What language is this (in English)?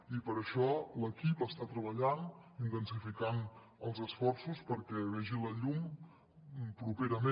Catalan